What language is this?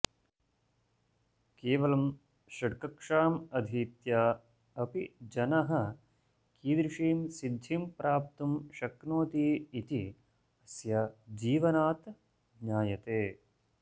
Sanskrit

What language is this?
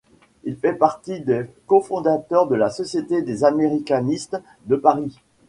French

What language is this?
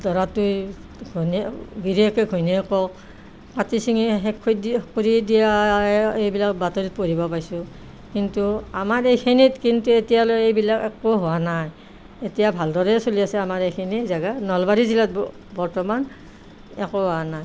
Assamese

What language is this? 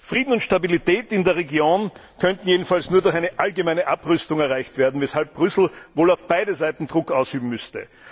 German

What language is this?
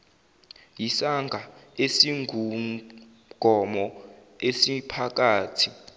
Zulu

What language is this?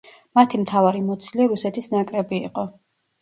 Georgian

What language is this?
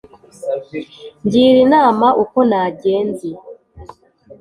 Kinyarwanda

